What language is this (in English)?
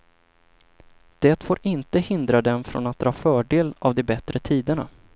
Swedish